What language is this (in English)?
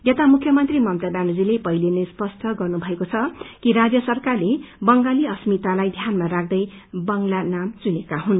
Nepali